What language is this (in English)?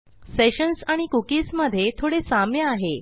Marathi